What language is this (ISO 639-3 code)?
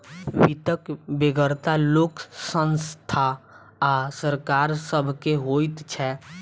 mai